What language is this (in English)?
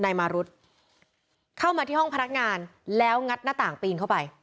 Thai